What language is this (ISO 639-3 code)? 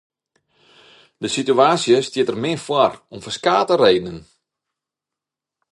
fry